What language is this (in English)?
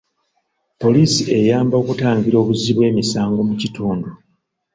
Ganda